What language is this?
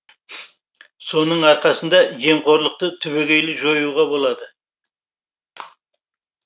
Kazakh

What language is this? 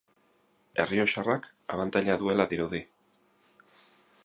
Basque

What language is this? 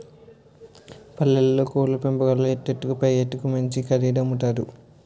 Telugu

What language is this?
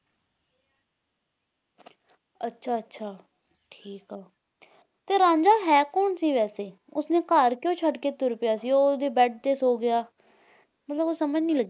Punjabi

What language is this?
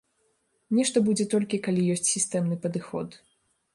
Belarusian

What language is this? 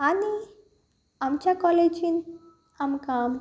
Konkani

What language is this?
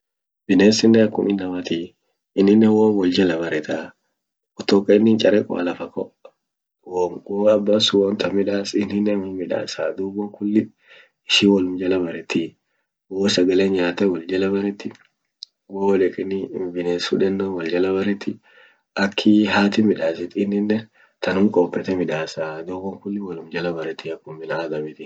Orma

